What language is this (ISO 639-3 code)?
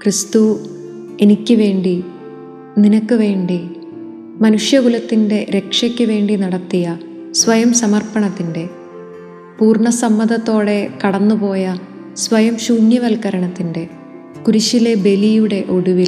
mal